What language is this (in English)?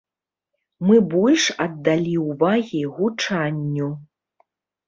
Belarusian